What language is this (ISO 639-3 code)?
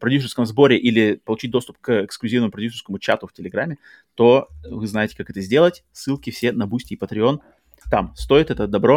rus